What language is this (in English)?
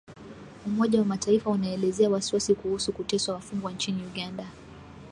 Swahili